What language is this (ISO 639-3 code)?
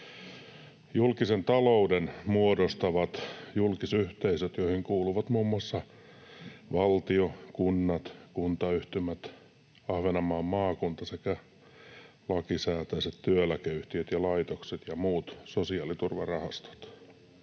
fin